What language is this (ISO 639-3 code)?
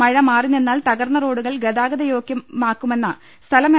mal